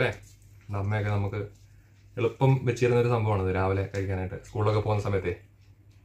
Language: Romanian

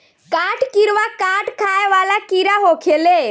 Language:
Bhojpuri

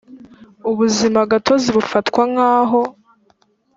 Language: Kinyarwanda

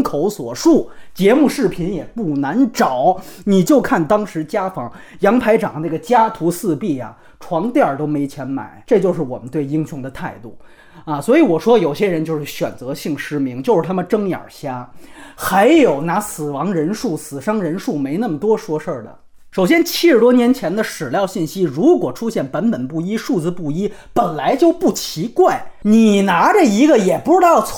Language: Chinese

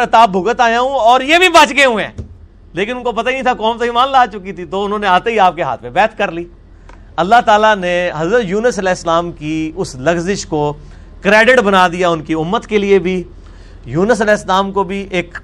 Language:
Urdu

